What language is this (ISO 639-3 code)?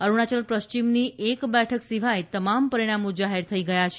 guj